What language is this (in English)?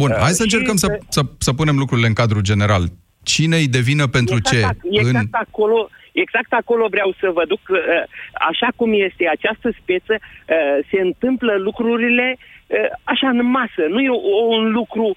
Romanian